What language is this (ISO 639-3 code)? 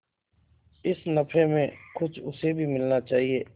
hin